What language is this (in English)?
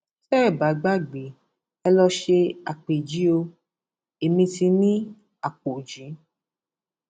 Yoruba